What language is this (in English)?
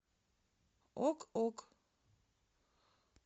Russian